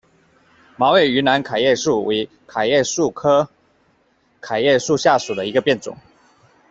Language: Chinese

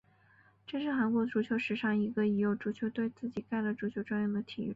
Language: Chinese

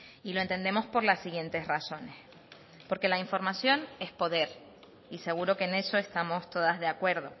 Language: Spanish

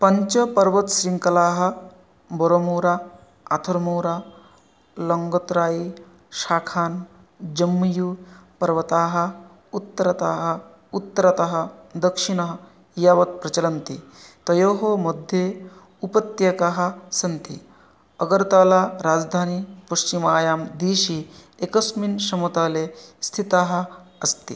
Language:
Sanskrit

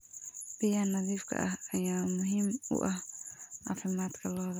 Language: Somali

